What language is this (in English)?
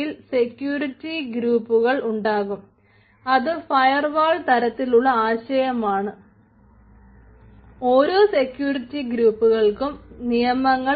Malayalam